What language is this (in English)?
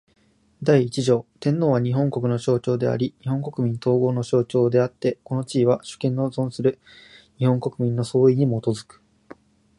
Japanese